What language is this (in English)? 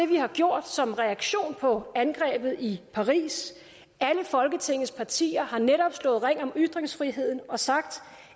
Danish